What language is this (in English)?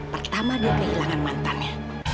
Indonesian